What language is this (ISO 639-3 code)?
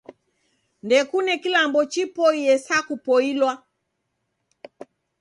dav